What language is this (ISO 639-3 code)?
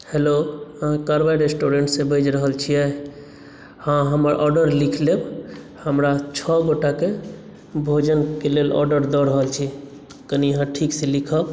mai